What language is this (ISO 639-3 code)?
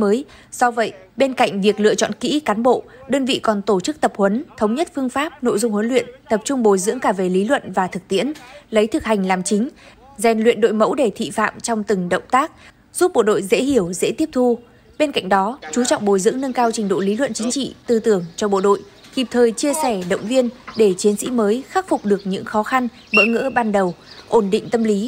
vie